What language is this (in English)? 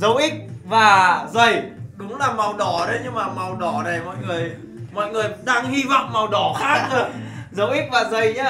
Vietnamese